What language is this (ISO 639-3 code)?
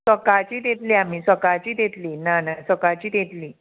kok